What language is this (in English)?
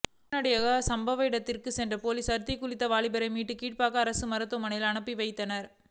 Tamil